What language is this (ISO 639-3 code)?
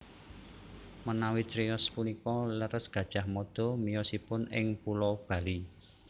jav